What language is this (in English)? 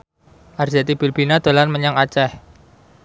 Javanese